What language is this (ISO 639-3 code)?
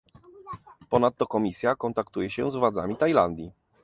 pol